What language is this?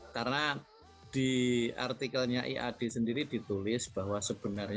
Indonesian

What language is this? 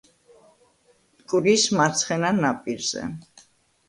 Georgian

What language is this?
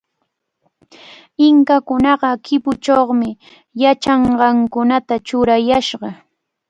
Cajatambo North Lima Quechua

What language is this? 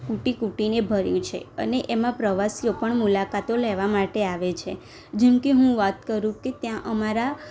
Gujarati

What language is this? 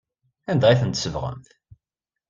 Kabyle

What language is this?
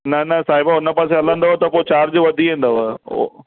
Sindhi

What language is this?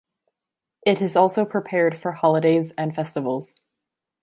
English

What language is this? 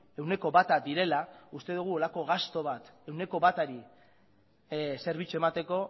Basque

